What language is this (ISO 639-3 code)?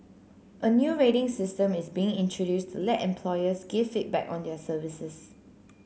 eng